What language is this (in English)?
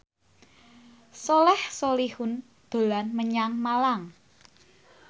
Javanese